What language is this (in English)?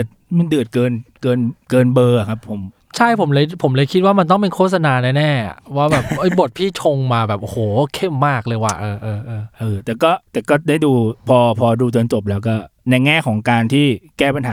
Thai